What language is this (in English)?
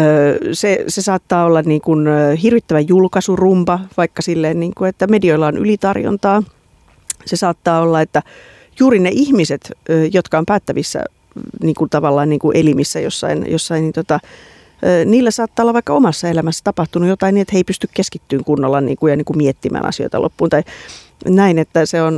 Finnish